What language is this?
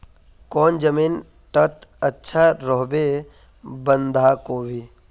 Magahi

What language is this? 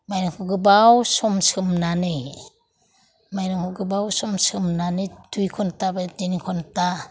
Bodo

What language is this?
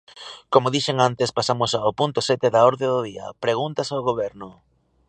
Galician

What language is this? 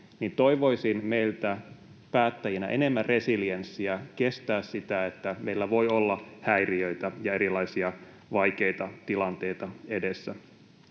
Finnish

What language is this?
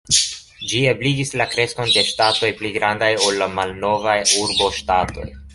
Esperanto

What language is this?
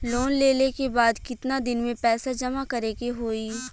Bhojpuri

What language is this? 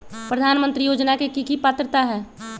Magahi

